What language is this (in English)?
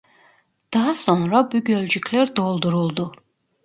Turkish